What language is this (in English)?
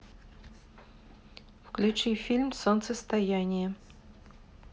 Russian